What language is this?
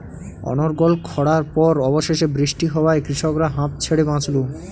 Bangla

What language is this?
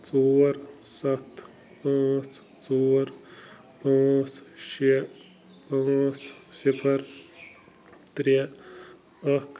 Kashmiri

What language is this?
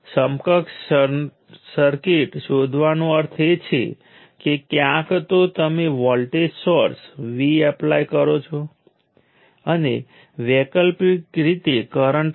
Gujarati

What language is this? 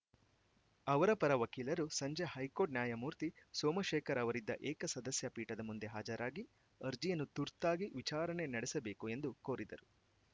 Kannada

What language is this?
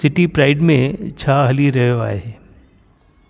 Sindhi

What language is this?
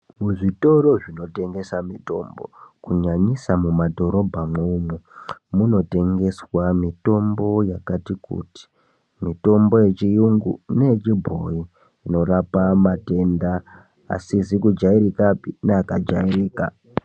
Ndau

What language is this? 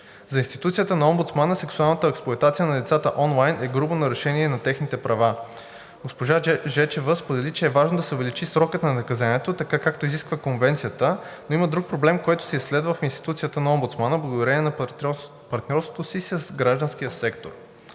Bulgarian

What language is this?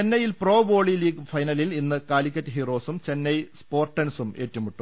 Malayalam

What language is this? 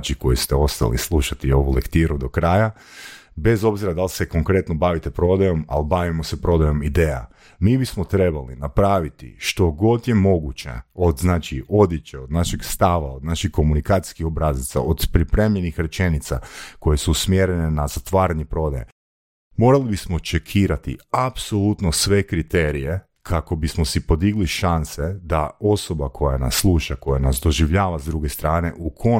Croatian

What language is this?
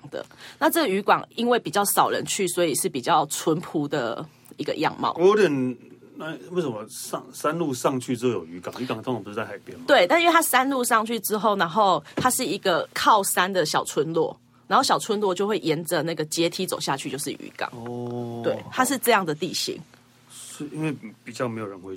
Chinese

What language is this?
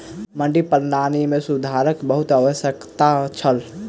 Maithili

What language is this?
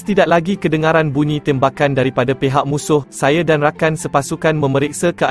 Malay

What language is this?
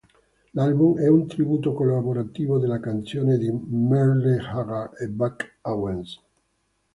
Italian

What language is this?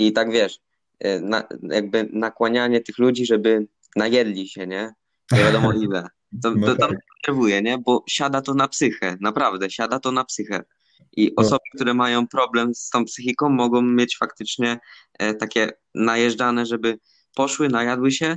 Polish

